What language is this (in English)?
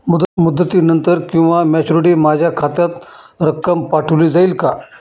Marathi